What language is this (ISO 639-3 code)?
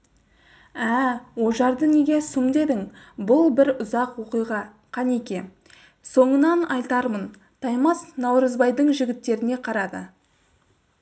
kaz